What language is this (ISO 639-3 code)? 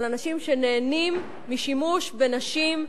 heb